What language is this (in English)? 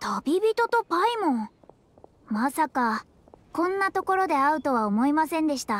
Japanese